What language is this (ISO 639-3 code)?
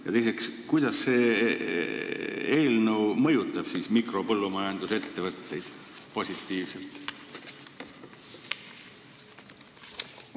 est